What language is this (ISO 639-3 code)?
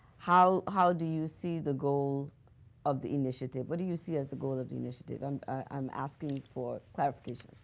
eng